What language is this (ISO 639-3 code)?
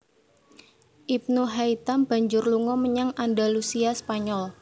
jav